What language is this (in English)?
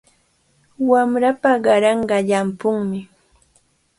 Cajatambo North Lima Quechua